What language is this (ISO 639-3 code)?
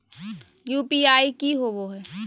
mag